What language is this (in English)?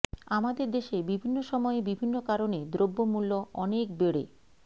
Bangla